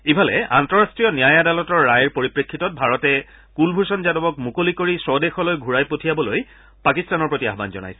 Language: Assamese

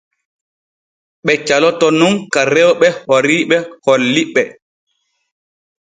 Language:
Borgu Fulfulde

